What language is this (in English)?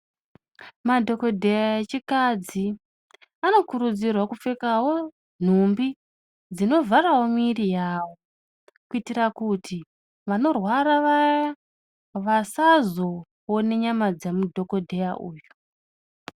Ndau